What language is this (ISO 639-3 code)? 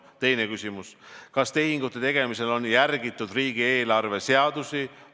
est